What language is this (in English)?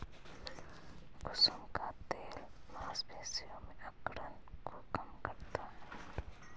Hindi